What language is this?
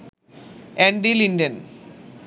Bangla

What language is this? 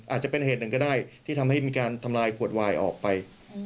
Thai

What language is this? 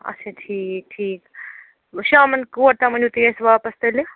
Kashmiri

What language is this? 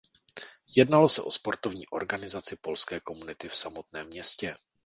Czech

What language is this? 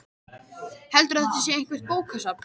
Icelandic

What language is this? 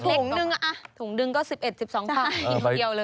Thai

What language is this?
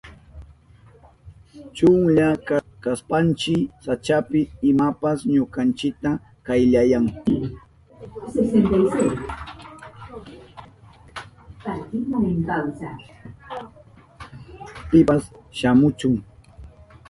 Southern Pastaza Quechua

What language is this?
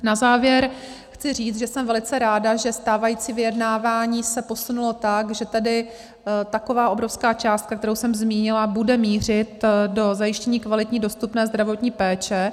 Czech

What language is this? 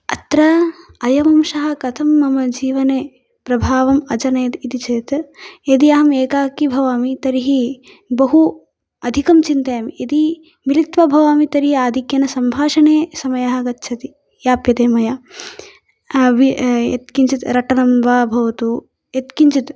Sanskrit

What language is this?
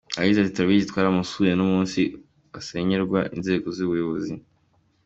Kinyarwanda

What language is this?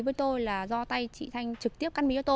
Vietnamese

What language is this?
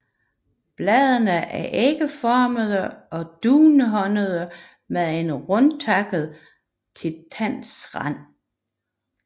Danish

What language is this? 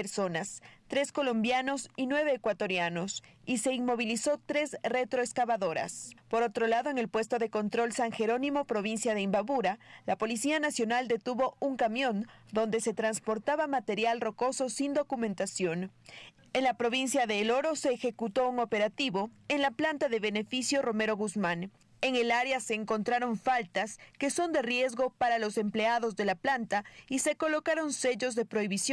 Spanish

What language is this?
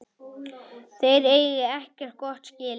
Icelandic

